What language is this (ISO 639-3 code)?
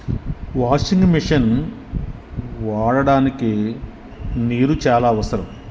tel